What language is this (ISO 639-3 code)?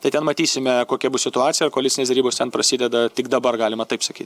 lit